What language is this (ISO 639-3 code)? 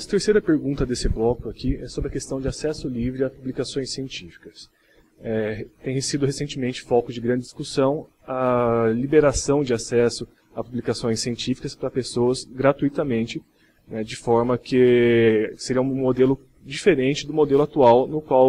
por